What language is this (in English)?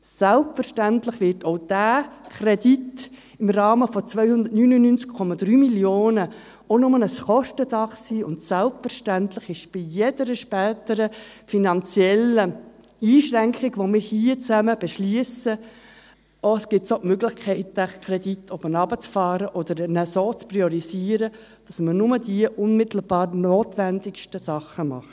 Swiss German